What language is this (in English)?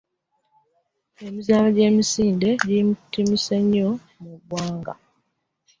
Ganda